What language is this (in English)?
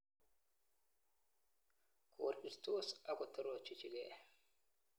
Kalenjin